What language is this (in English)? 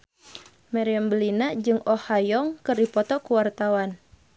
Sundanese